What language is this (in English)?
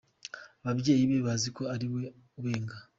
Kinyarwanda